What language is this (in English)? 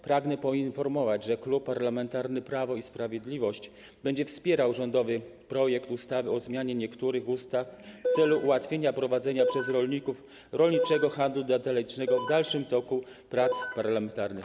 Polish